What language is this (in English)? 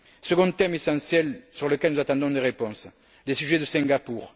French